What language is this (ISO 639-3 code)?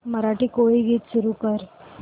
mar